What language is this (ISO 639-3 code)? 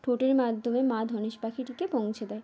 ben